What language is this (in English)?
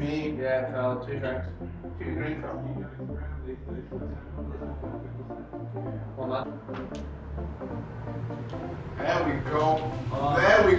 English